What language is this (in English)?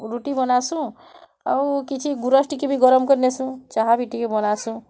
Odia